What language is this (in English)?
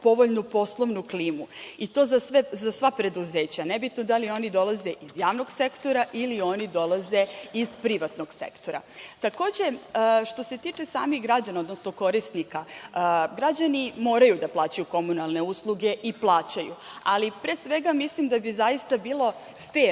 Serbian